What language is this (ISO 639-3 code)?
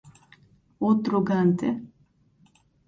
por